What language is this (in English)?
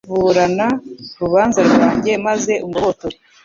Kinyarwanda